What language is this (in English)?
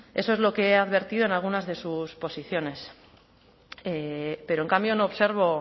Spanish